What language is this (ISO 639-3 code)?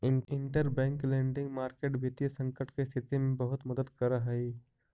mag